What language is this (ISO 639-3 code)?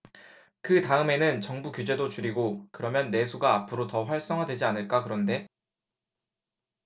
kor